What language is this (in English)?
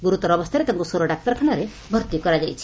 Odia